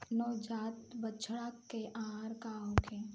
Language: Bhojpuri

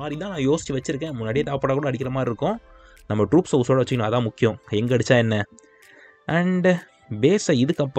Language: Tamil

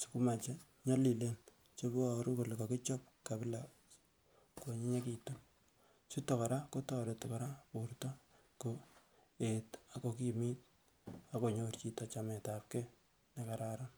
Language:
Kalenjin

